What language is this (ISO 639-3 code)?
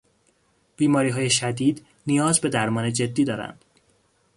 fas